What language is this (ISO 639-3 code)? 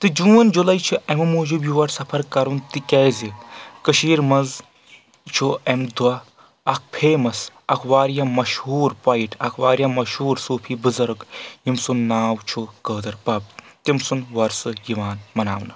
kas